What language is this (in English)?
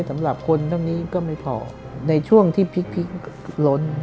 Thai